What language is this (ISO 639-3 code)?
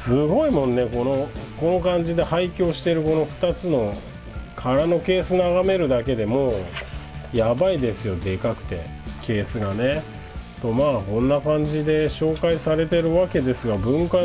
jpn